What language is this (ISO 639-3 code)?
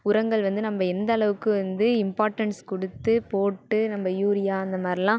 tam